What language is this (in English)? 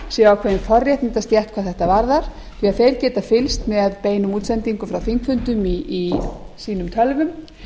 Icelandic